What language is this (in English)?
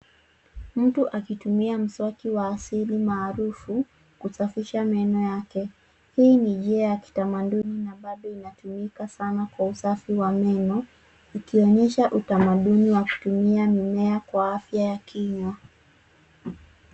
Swahili